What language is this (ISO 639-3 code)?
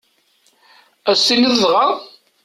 kab